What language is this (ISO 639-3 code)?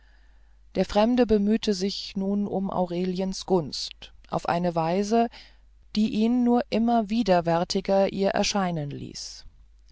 deu